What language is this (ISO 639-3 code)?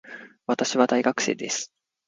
jpn